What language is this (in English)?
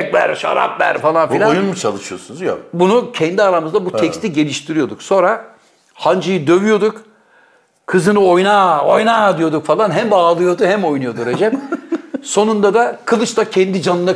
Turkish